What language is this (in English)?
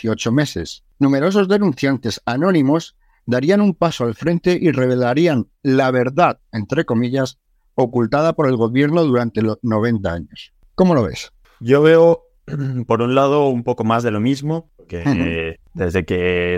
Spanish